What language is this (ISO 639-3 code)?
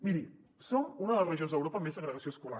cat